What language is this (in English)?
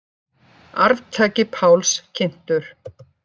Icelandic